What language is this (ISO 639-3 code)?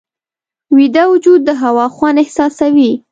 pus